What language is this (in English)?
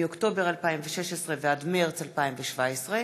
Hebrew